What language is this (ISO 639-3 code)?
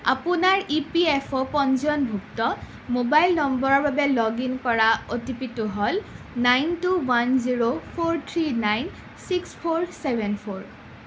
asm